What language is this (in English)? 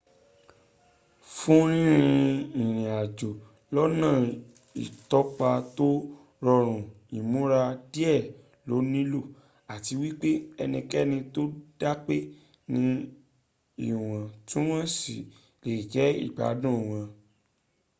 Yoruba